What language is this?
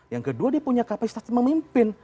Indonesian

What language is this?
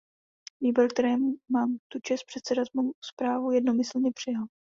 Czech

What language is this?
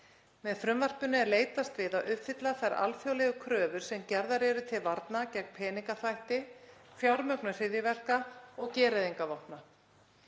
Icelandic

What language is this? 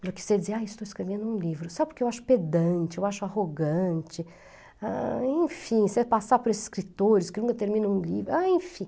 Portuguese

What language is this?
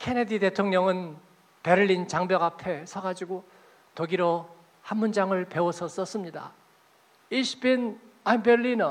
Korean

